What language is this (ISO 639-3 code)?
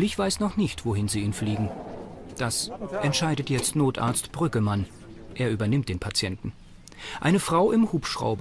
deu